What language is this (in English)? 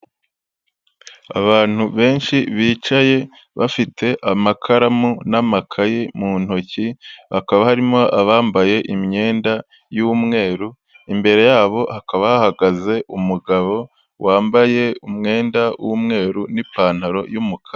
Kinyarwanda